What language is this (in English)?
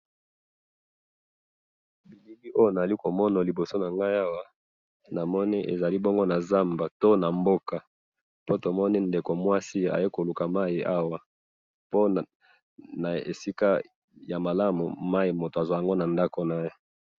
Lingala